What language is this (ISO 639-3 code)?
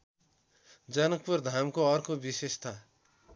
nep